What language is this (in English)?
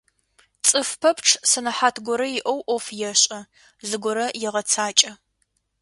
Adyghe